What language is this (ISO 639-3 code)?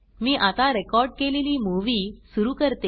mar